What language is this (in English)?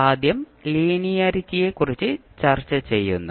Malayalam